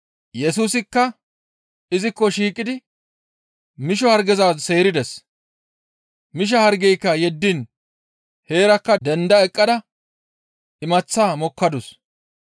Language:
Gamo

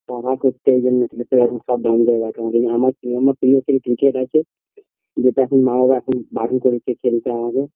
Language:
Bangla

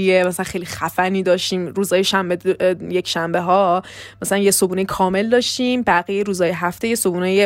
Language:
Persian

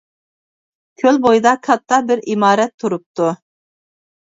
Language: Uyghur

